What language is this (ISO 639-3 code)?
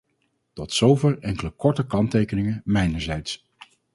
nld